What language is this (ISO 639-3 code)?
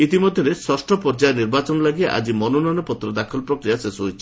ori